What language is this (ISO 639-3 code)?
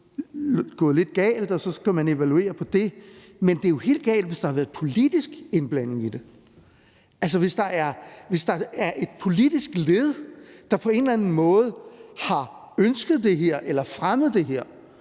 dan